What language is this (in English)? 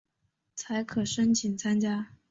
Chinese